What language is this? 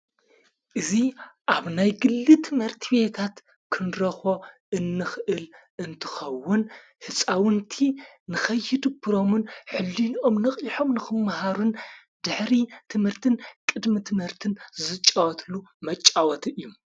Tigrinya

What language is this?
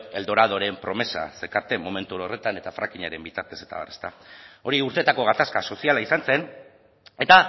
Basque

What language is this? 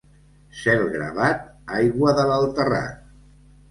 Catalan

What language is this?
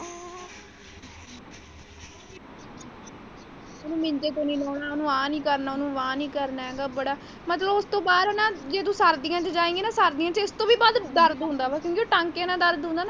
Punjabi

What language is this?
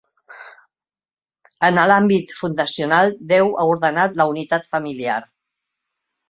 Catalan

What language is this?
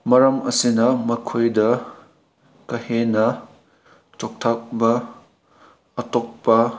Manipuri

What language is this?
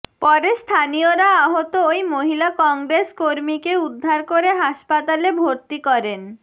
Bangla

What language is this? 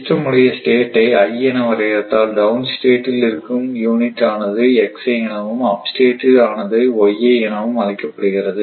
Tamil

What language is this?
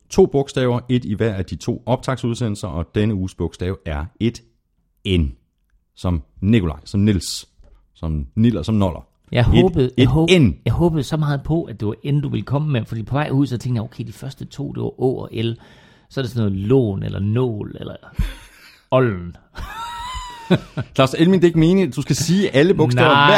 Danish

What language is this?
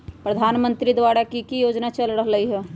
Magahi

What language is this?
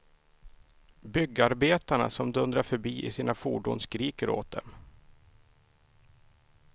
Swedish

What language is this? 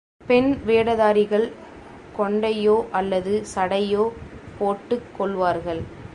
Tamil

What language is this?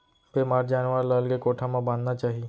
Chhattisgarhi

